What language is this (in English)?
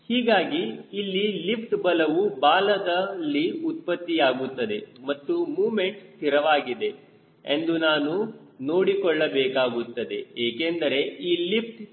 Kannada